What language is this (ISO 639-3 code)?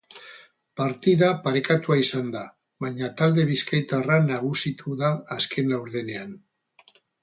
eus